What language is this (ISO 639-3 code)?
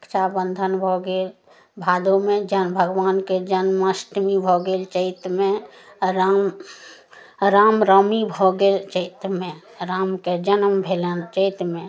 mai